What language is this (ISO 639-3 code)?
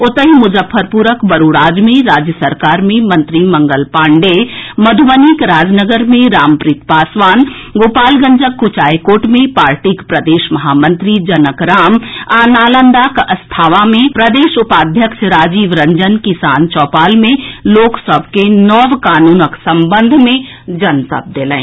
mai